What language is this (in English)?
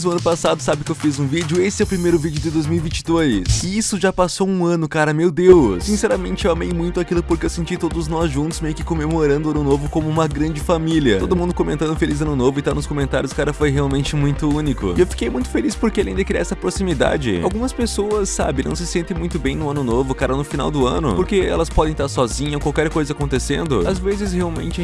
Portuguese